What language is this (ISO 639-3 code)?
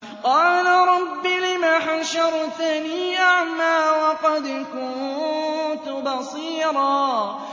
ara